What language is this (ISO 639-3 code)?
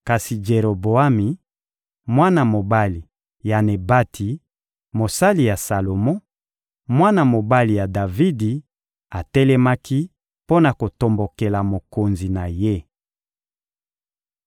lin